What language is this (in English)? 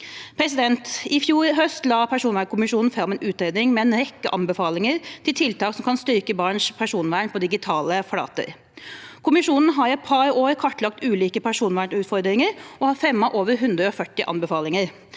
Norwegian